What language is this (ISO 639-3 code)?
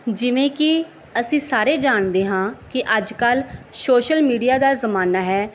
pan